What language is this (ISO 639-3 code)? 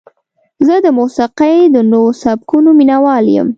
pus